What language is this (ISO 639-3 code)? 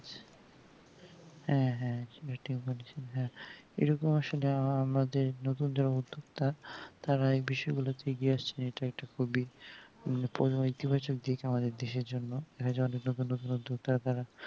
ben